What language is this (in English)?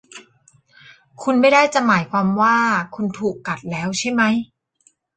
Thai